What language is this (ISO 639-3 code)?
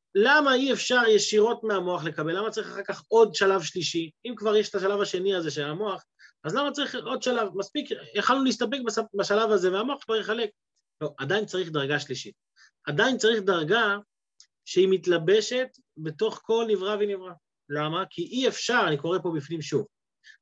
heb